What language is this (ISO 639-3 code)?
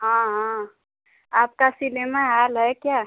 hin